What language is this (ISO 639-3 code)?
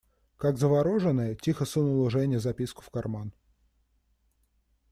rus